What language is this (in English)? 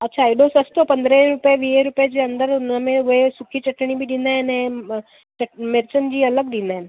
Sindhi